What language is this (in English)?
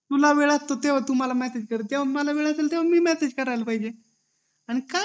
Marathi